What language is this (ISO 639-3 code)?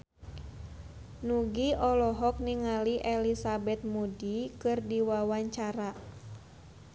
sun